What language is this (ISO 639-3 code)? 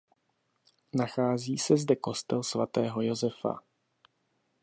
ces